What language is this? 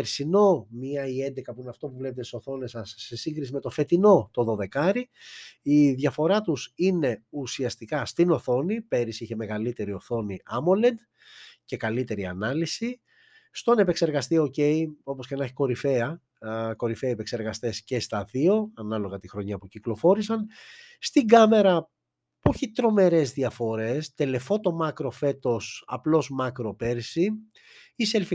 Greek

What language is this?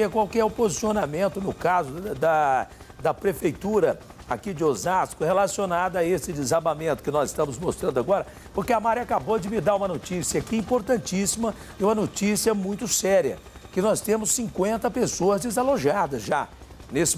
Portuguese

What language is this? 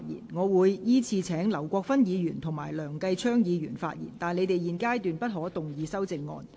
Cantonese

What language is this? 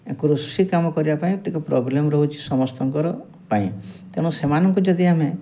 Odia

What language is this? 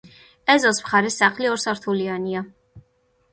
Georgian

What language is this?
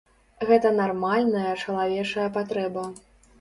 Belarusian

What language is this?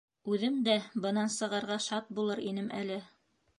Bashkir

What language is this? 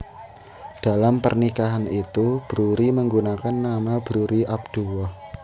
Javanese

